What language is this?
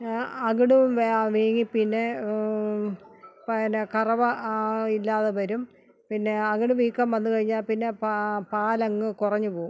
Malayalam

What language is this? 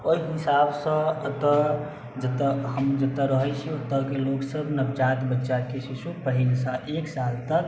Maithili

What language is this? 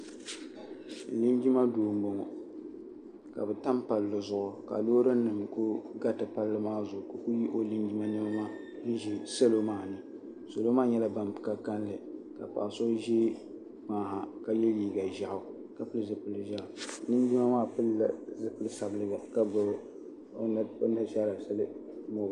Dagbani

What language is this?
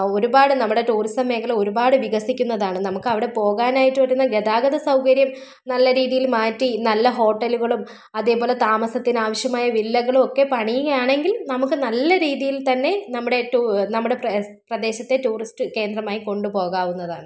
Malayalam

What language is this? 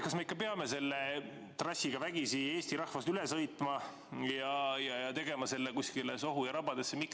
Estonian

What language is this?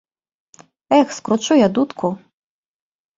Belarusian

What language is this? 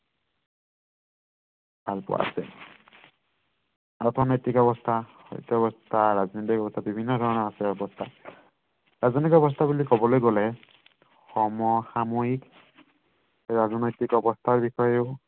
Assamese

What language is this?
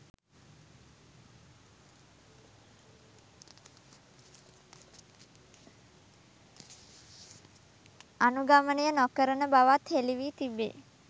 Sinhala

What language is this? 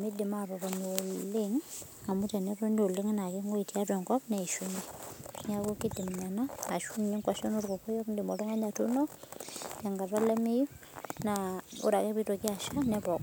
Masai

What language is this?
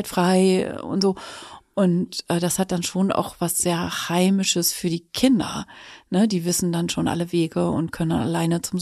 German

